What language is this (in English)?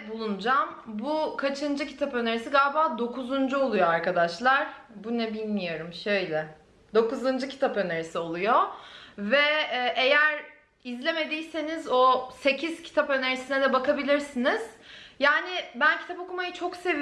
Turkish